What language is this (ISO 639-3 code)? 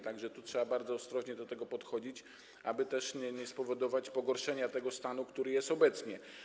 pol